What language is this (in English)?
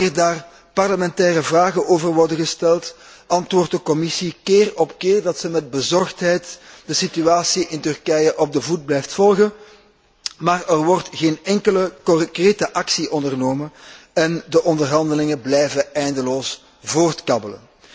Dutch